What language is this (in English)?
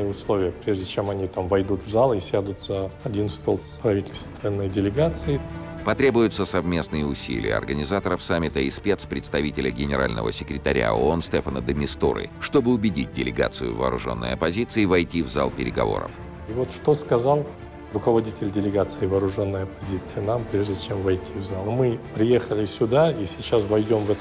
Russian